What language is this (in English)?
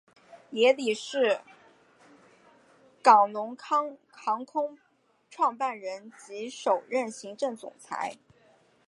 Chinese